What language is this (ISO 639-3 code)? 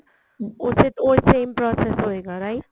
pan